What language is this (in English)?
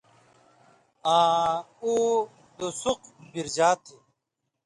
Indus Kohistani